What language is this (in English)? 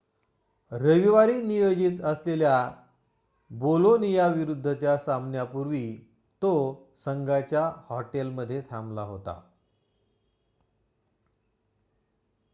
Marathi